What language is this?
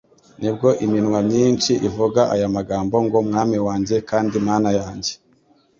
Kinyarwanda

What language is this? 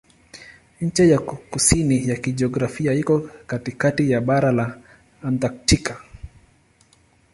Swahili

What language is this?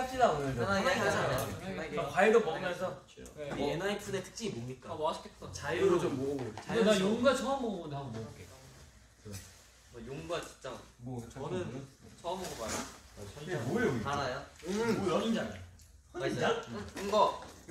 Korean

